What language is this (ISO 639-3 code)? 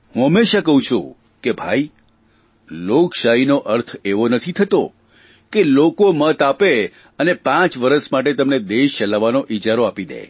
guj